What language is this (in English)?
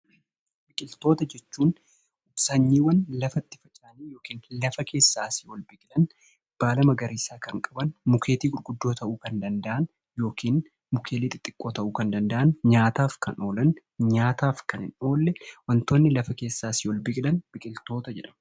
Oromo